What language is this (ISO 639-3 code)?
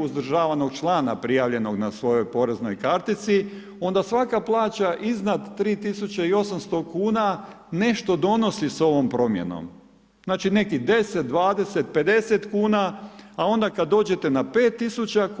hrv